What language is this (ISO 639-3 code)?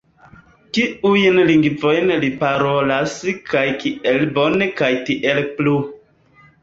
epo